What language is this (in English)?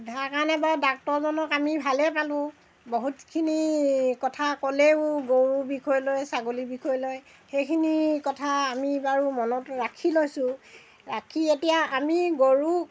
Assamese